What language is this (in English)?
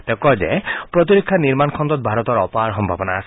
Assamese